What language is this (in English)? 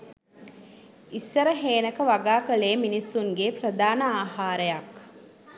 Sinhala